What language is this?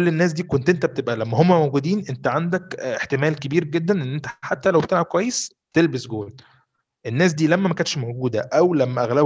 Arabic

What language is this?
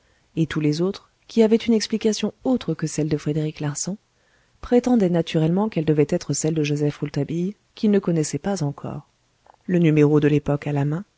French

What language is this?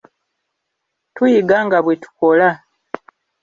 Ganda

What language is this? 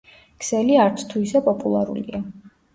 Georgian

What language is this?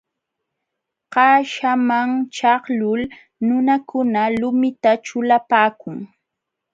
Jauja Wanca Quechua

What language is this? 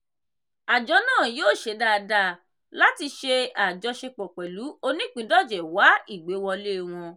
Yoruba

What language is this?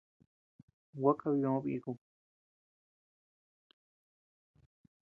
Tepeuxila Cuicatec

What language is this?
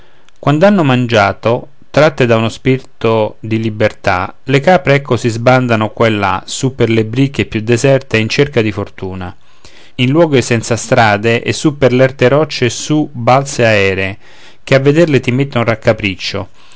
Italian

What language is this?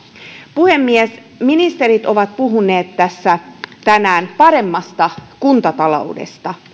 Finnish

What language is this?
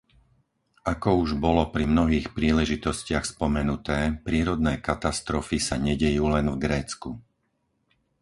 Slovak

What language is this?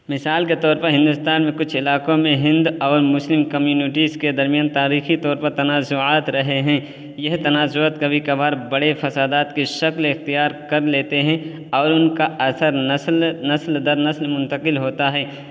Urdu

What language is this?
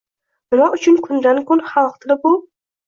Uzbek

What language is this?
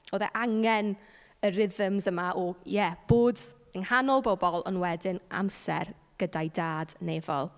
Welsh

